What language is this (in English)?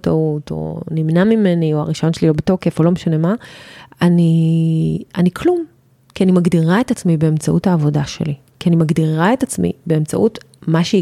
Hebrew